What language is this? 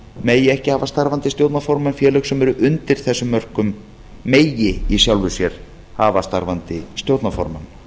Icelandic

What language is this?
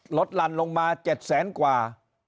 Thai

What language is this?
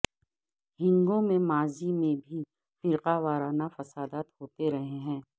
Urdu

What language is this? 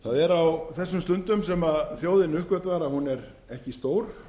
Icelandic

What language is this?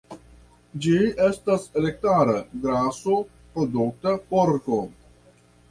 Esperanto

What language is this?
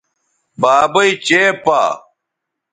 Bateri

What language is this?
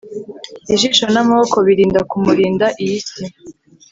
Kinyarwanda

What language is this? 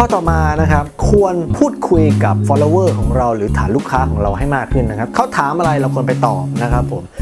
Thai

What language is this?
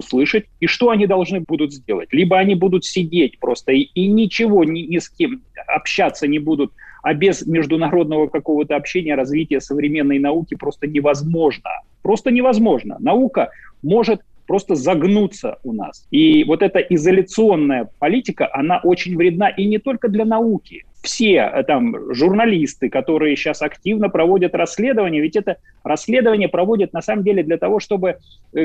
Russian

